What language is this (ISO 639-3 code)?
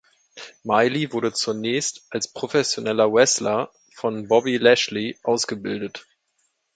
deu